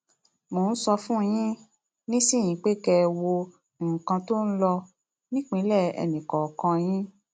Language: Yoruba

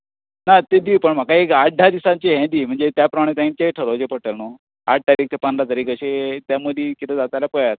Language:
Konkani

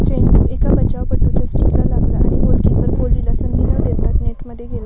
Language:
Marathi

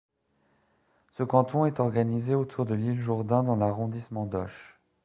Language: French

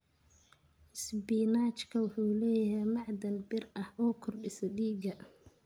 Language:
Somali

